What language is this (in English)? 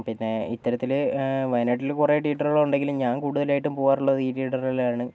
Malayalam